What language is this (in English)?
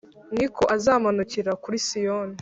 Kinyarwanda